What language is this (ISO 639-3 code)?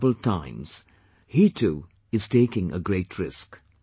eng